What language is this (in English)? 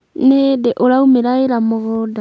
Kikuyu